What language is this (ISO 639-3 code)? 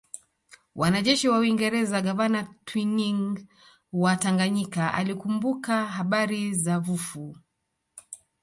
swa